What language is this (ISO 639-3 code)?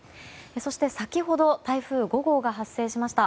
jpn